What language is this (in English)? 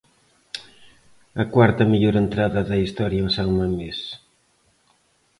Galician